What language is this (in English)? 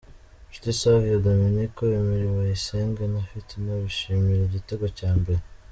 Kinyarwanda